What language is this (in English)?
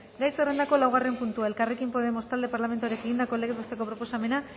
Basque